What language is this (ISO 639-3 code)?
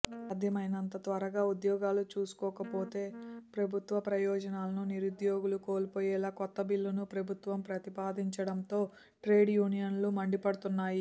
tel